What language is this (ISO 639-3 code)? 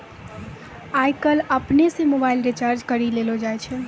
mai